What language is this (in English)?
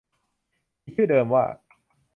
Thai